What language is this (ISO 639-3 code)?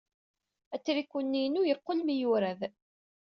kab